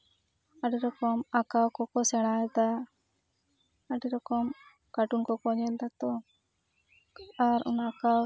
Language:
Santali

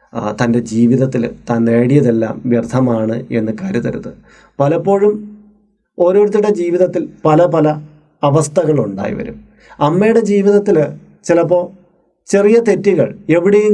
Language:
Malayalam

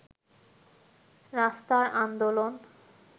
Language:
Bangla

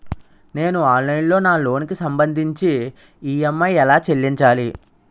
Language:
Telugu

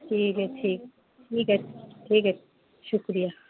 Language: Urdu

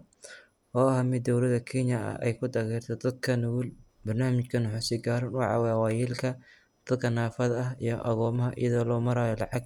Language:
Somali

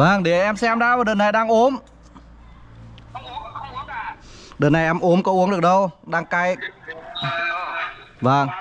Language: Vietnamese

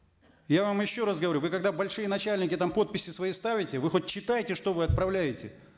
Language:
Kazakh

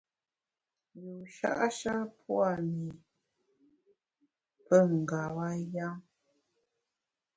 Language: Bamun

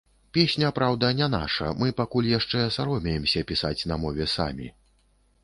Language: Belarusian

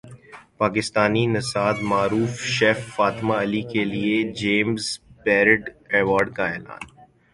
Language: Urdu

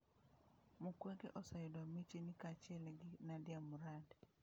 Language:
Luo (Kenya and Tanzania)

